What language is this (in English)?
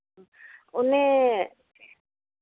Santali